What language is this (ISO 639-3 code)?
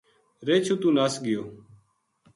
gju